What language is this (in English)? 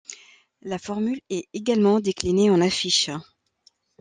French